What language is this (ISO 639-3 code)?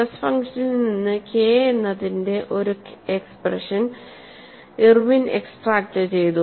mal